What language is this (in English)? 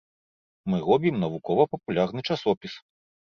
Belarusian